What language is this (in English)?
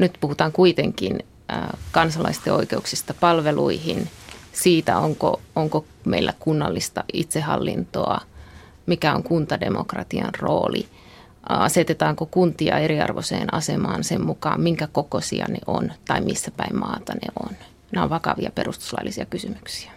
Finnish